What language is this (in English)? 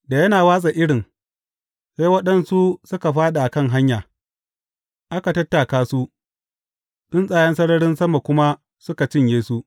Hausa